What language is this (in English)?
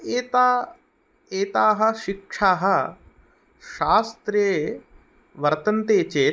Sanskrit